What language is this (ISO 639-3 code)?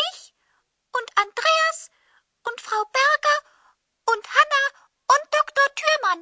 bul